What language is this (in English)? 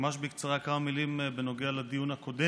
Hebrew